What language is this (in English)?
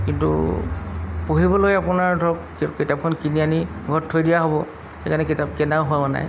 Assamese